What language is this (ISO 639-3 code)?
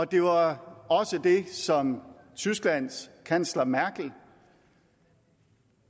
dan